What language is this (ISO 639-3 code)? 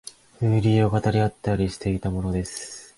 jpn